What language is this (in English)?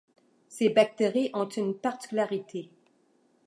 French